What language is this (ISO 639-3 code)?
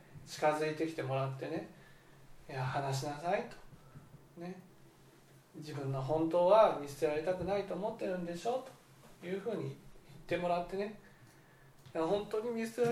jpn